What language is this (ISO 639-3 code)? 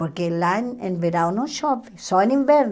por